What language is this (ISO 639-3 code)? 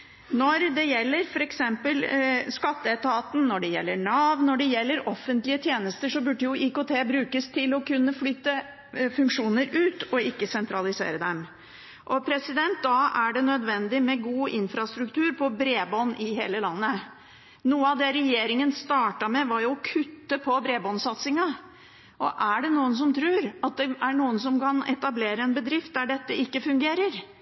nob